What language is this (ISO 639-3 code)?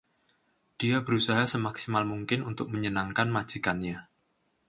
ind